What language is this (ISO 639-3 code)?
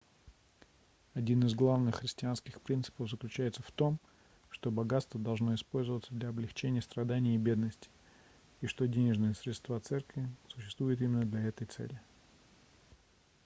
rus